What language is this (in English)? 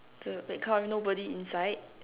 English